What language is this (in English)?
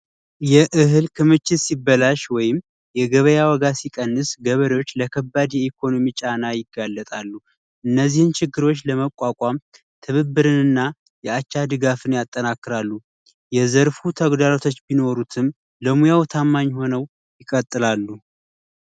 Amharic